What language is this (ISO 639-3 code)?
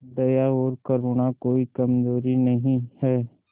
hin